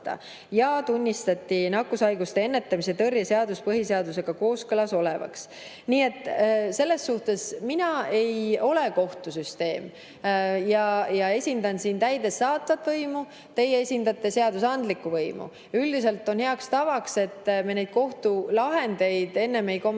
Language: Estonian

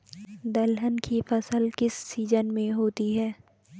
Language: Hindi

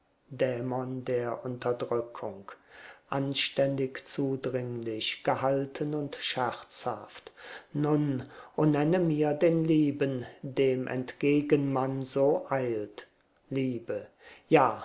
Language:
German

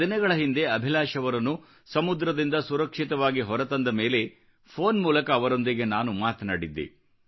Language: Kannada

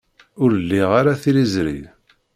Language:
Kabyle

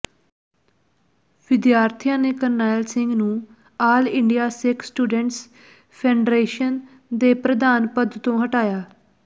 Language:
Punjabi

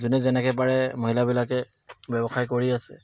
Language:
Assamese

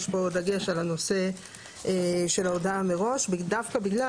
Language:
Hebrew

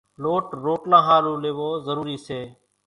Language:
Kachi Koli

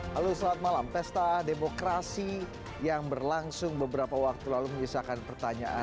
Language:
Indonesian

